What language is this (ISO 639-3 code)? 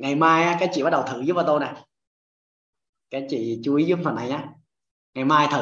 vie